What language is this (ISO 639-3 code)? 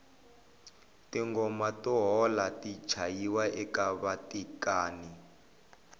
tso